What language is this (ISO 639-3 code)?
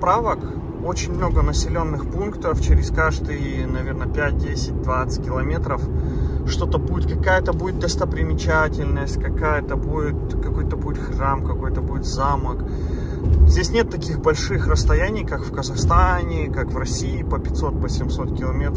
rus